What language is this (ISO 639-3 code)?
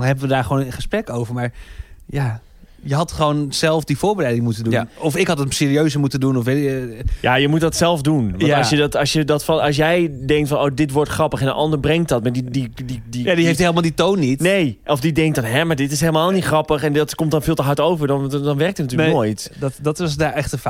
nld